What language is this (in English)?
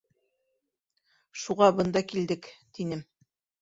Bashkir